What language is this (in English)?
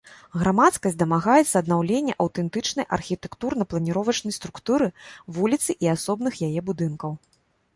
Belarusian